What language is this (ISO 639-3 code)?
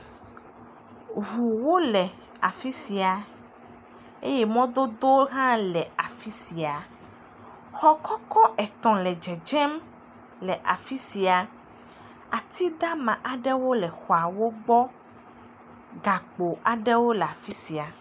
ewe